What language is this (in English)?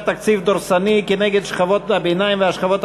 Hebrew